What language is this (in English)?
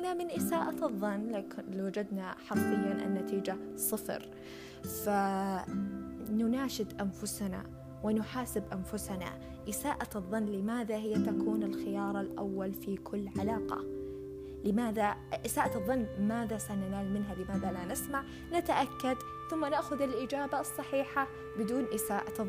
Arabic